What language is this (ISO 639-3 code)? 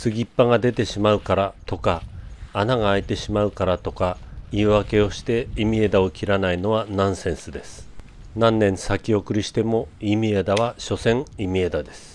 jpn